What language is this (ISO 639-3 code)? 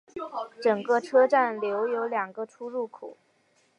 zho